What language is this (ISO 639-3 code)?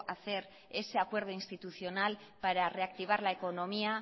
spa